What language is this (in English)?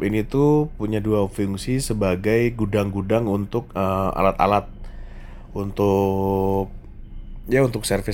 Indonesian